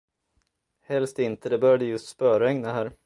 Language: Swedish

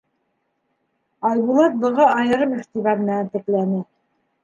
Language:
Bashkir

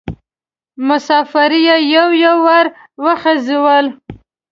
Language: Pashto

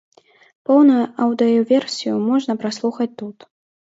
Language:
Belarusian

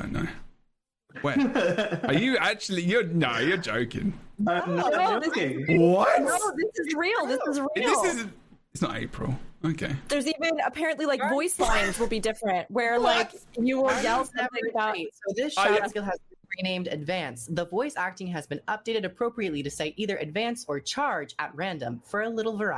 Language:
English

